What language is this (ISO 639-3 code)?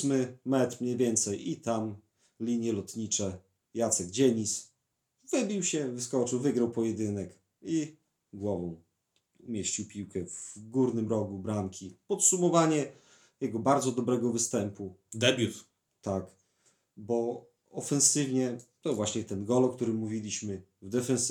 pol